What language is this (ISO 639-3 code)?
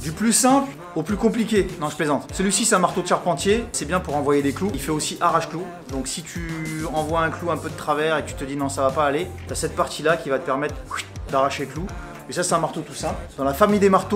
fra